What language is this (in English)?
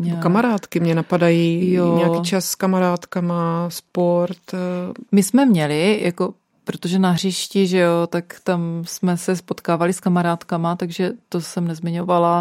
Czech